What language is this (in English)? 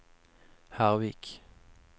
Norwegian